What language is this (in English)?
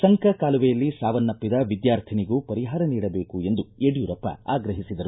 Kannada